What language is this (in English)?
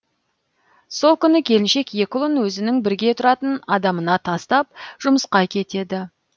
Kazakh